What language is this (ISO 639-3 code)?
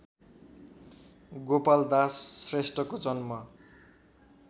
nep